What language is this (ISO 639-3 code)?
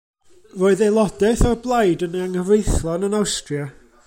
cym